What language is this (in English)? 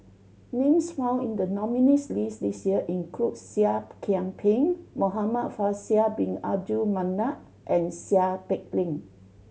English